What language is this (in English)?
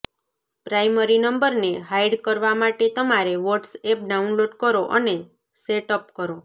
Gujarati